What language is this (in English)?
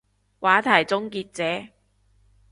Cantonese